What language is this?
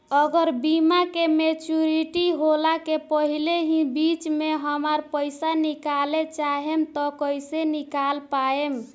Bhojpuri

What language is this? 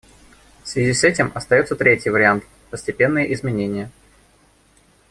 Russian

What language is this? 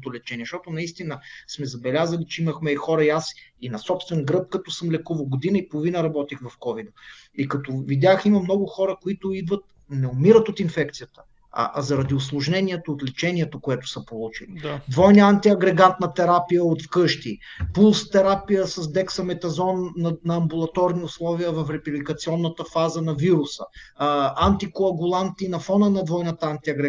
Bulgarian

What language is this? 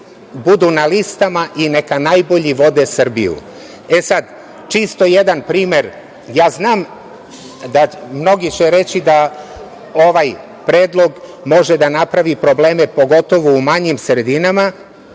Serbian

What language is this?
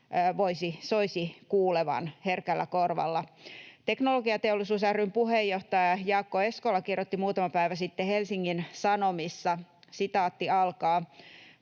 Finnish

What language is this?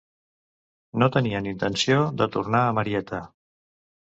Catalan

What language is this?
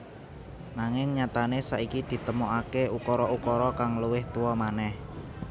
Javanese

